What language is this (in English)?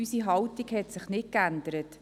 Swiss German